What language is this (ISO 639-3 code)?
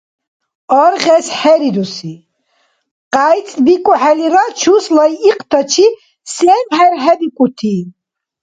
dar